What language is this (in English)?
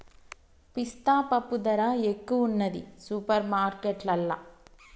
Telugu